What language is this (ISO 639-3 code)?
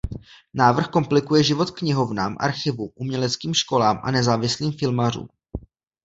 ces